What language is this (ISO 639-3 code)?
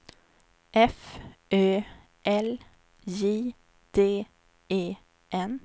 swe